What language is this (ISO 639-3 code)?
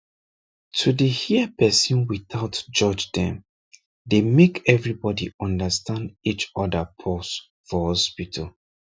pcm